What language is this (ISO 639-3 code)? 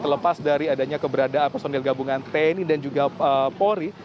ind